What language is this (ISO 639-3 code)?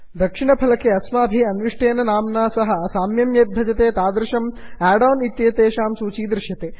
san